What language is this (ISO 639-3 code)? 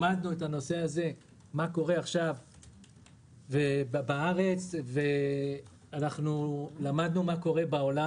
heb